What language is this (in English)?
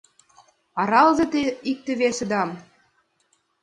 Mari